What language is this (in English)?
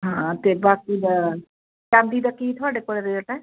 Punjabi